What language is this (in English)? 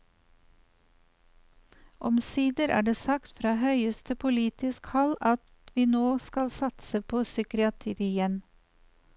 Norwegian